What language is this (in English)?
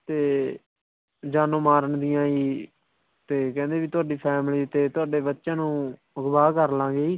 Punjabi